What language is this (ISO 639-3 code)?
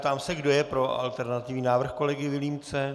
ces